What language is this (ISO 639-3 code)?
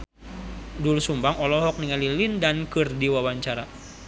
sun